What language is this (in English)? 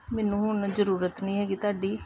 Punjabi